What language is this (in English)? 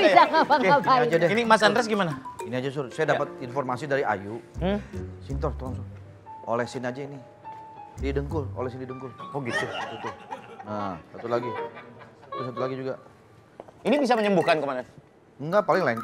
Indonesian